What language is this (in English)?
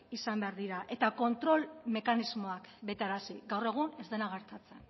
Basque